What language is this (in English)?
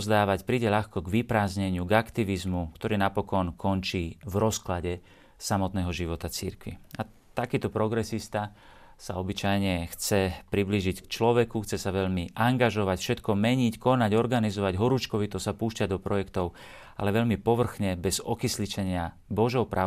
Slovak